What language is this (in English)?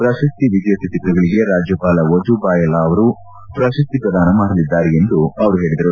Kannada